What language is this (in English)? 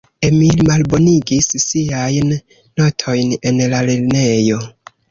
Esperanto